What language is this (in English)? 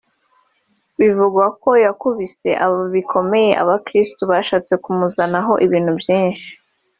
Kinyarwanda